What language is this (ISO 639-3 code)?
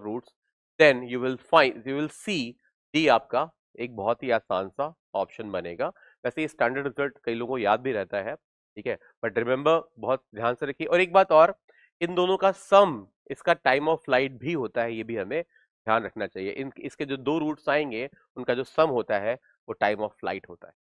hin